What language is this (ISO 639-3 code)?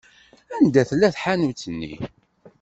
kab